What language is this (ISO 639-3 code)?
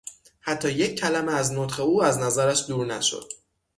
fas